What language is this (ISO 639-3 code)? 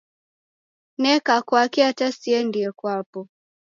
dav